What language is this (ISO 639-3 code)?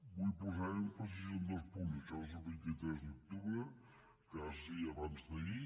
cat